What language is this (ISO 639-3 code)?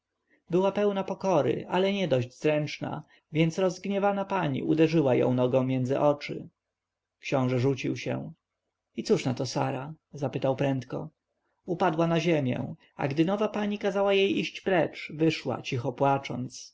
pol